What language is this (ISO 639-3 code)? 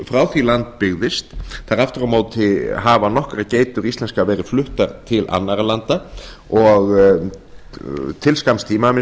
isl